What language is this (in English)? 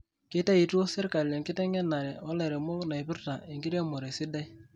Masai